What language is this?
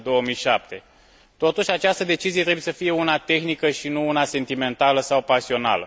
Romanian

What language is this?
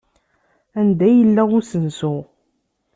Kabyle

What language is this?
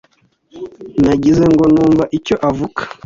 Kinyarwanda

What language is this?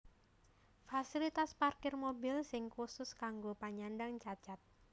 Javanese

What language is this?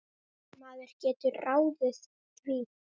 Icelandic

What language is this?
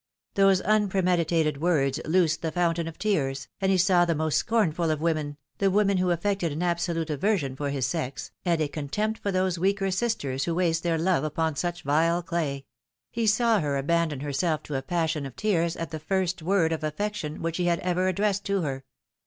English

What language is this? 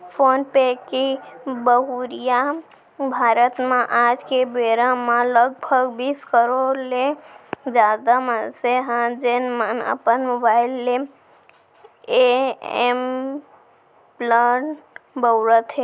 Chhattisgarhi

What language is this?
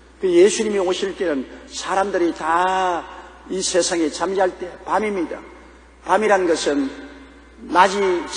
Korean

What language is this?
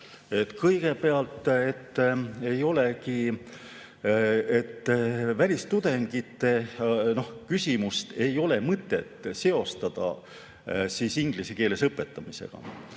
Estonian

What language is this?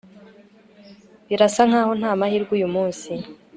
Kinyarwanda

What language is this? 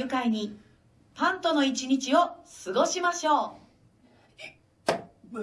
Japanese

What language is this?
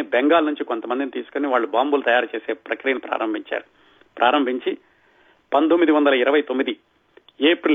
Telugu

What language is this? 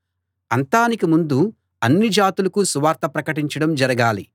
Telugu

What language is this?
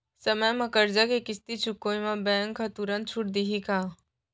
Chhattisgarhi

